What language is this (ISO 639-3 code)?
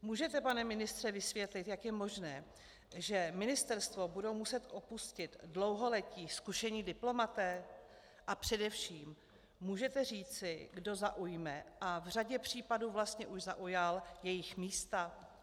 ces